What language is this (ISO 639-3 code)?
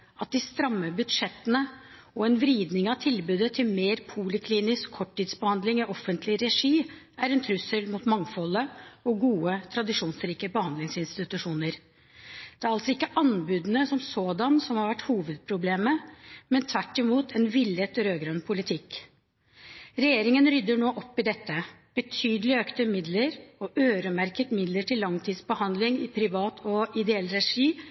nob